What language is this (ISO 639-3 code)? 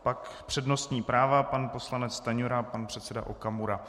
ces